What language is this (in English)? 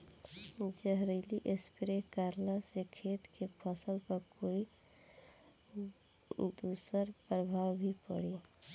Bhojpuri